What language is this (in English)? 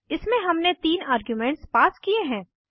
Hindi